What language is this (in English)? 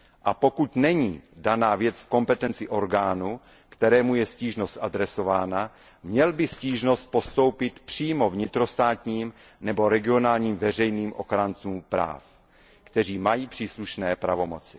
Czech